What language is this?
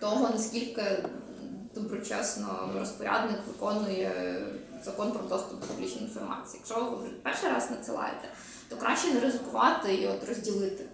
Ukrainian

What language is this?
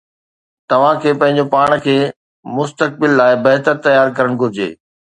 Sindhi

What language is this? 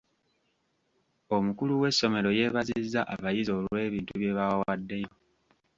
Ganda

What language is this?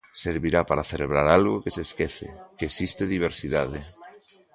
Galician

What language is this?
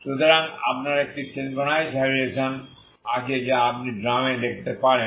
Bangla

